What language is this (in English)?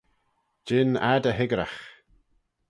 Manx